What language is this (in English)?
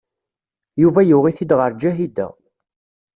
Kabyle